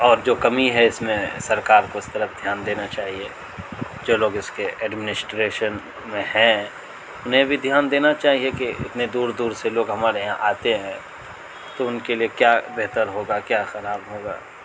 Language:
Urdu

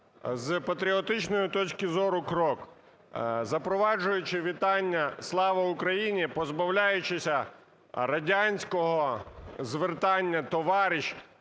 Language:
Ukrainian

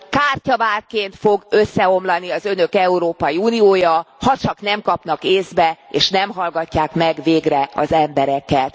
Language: Hungarian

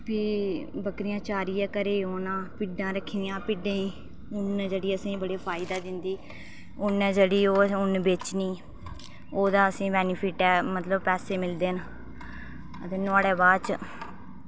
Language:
Dogri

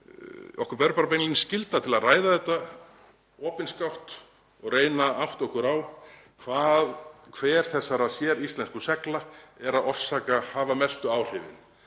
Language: Icelandic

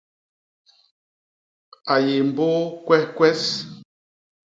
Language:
Basaa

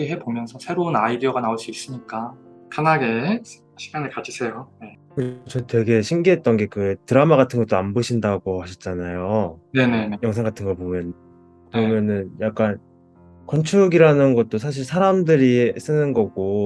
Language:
Korean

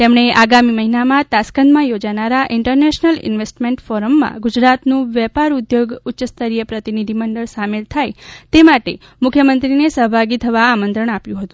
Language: Gujarati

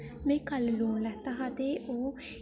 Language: Dogri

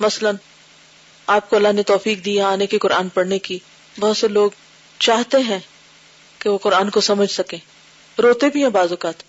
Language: Urdu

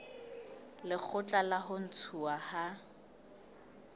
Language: Southern Sotho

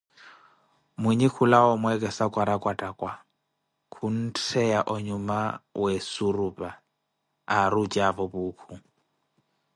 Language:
Koti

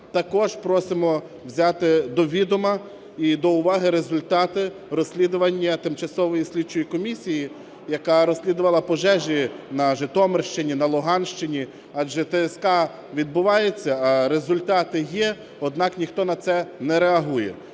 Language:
Ukrainian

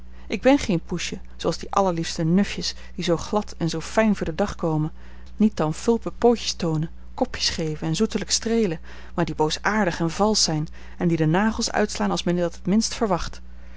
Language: Dutch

